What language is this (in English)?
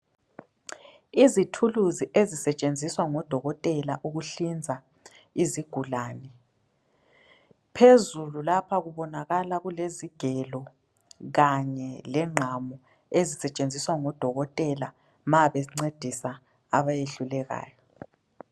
North Ndebele